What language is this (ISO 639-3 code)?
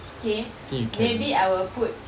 eng